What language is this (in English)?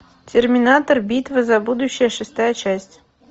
Russian